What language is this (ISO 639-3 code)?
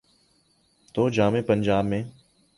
urd